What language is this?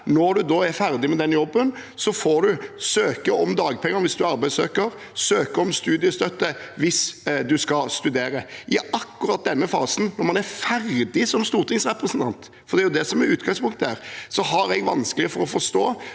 Norwegian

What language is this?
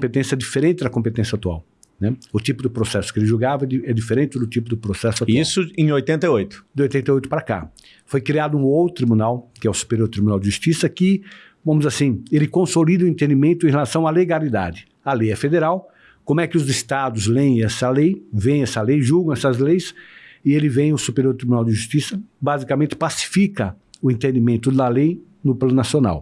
Portuguese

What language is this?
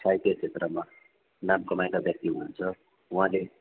Nepali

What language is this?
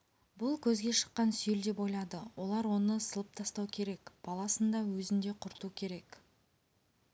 Kazakh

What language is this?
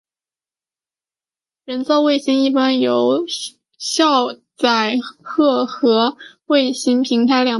Chinese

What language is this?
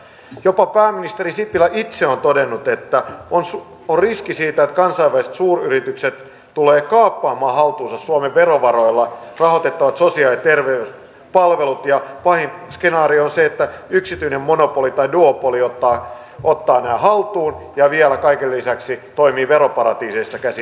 Finnish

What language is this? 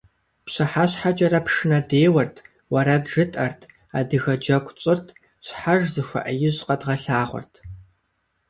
Kabardian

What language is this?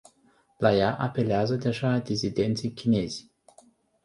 Romanian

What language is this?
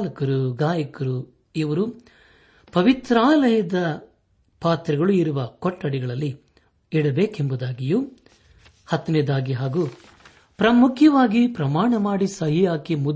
Kannada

